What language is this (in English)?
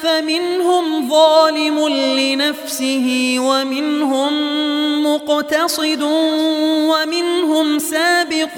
Arabic